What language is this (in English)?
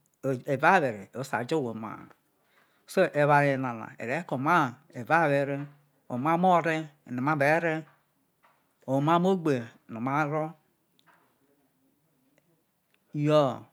Isoko